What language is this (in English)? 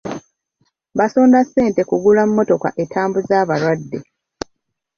Ganda